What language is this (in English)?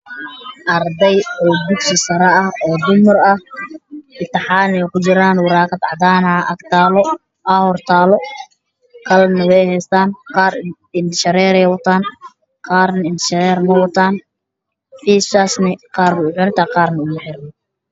Somali